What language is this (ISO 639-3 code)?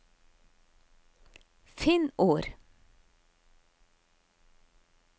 nor